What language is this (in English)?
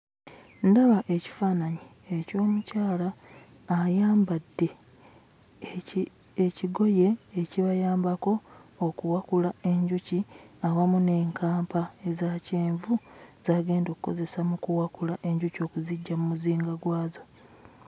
Ganda